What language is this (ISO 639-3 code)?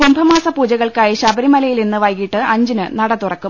mal